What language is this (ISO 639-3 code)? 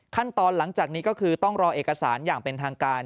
tha